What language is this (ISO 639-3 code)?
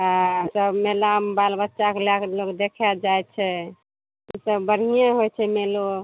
mai